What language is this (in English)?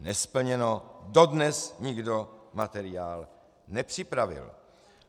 Czech